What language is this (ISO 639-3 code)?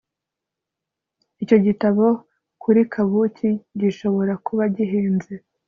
kin